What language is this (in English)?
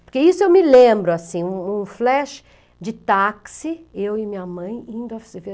Portuguese